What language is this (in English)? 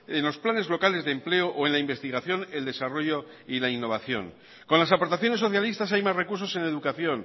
Spanish